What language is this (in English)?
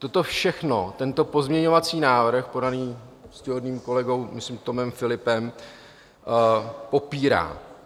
Czech